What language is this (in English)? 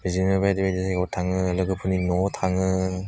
Bodo